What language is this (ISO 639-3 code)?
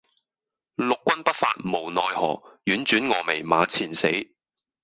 yue